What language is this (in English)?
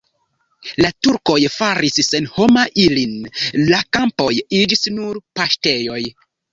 Esperanto